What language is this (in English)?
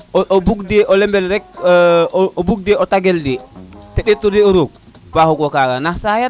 Serer